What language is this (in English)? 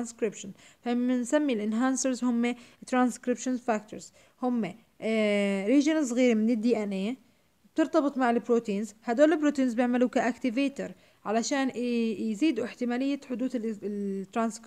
Arabic